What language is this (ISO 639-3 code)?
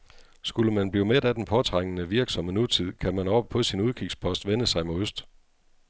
dan